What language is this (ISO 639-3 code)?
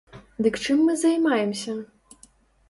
bel